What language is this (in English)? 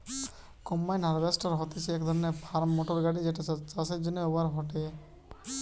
Bangla